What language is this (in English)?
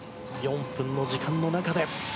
Japanese